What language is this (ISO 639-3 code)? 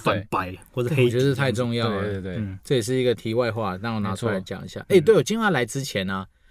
zho